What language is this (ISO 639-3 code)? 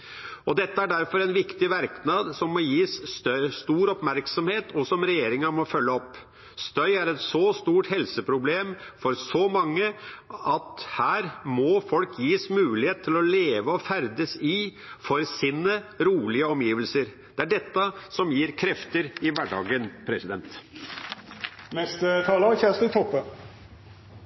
nor